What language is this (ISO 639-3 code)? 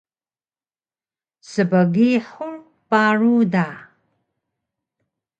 trv